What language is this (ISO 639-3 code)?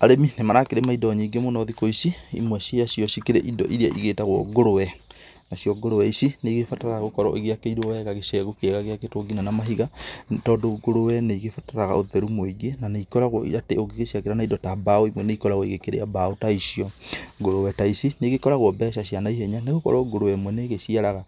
kik